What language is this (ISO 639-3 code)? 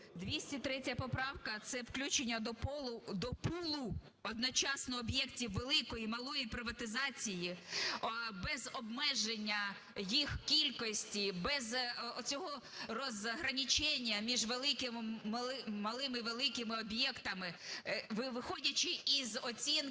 ukr